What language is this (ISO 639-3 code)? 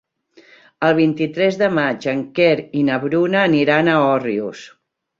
cat